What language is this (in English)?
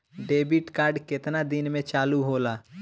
Bhojpuri